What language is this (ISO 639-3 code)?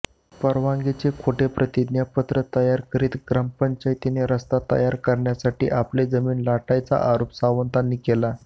mar